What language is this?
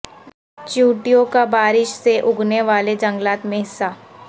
Urdu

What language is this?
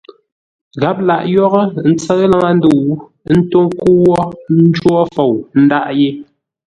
Ngombale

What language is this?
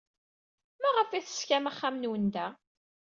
Kabyle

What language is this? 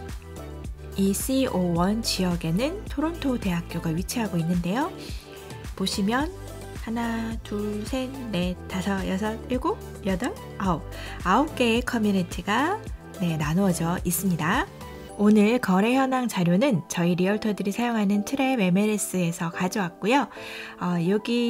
Korean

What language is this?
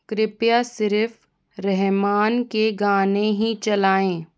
Hindi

